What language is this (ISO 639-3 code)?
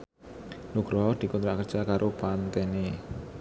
jav